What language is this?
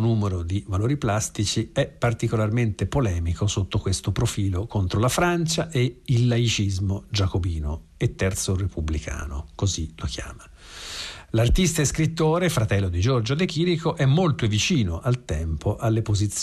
Italian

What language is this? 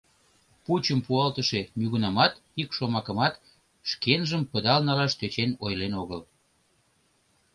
Mari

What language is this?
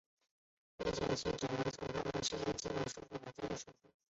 Chinese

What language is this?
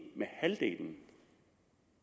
Danish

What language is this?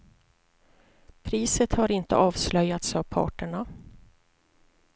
Swedish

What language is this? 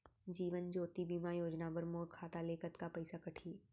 Chhattisgarhi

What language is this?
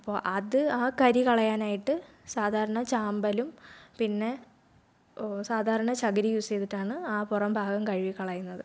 Malayalam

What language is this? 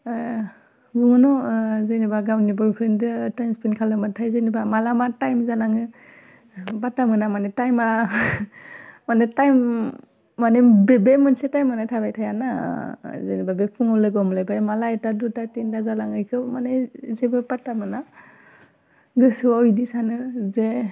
Bodo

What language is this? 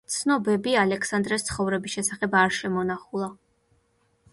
Georgian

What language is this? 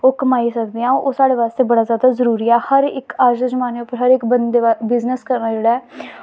Dogri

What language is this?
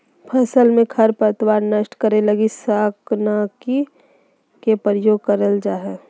Magahi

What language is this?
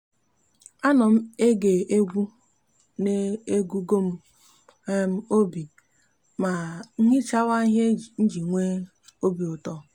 Igbo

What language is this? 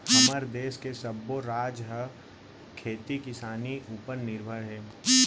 Chhattisgarhi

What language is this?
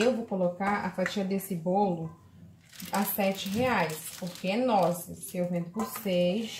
Portuguese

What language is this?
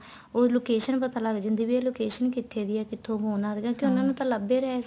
Punjabi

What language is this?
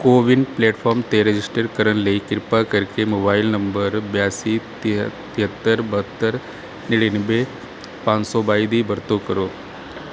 Punjabi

